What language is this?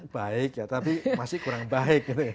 Indonesian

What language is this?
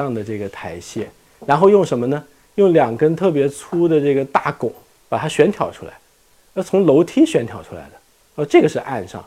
Chinese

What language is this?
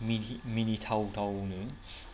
Bodo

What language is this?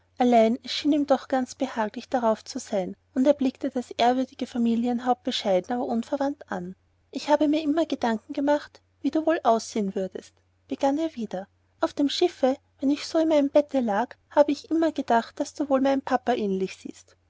German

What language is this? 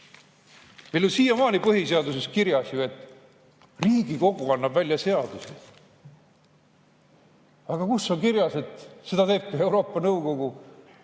Estonian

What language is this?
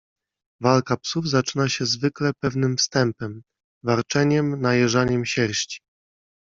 Polish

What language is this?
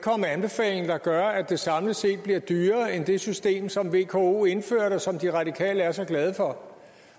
Danish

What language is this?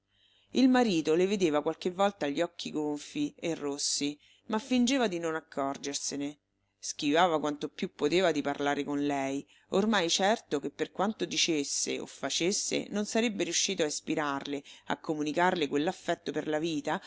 Italian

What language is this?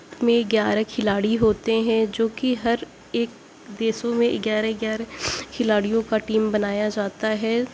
Urdu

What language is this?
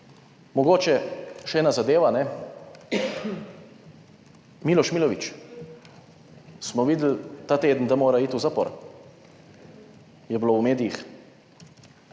Slovenian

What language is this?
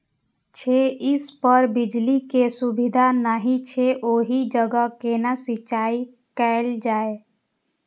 Maithili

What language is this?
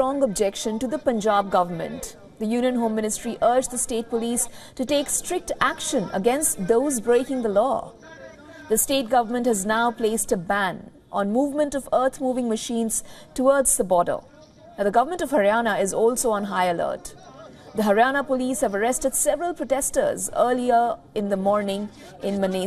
English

